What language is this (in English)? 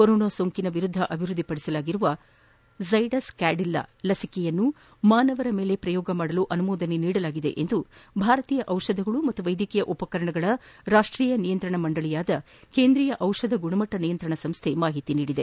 Kannada